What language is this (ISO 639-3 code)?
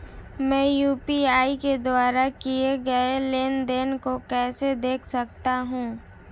hin